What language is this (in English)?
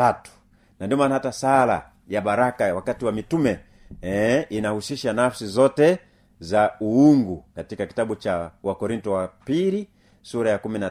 Swahili